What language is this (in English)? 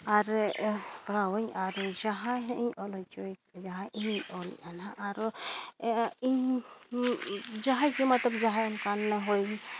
Santali